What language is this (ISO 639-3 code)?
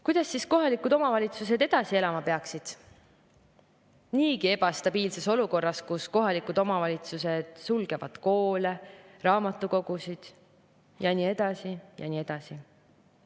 est